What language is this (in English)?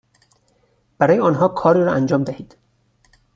Persian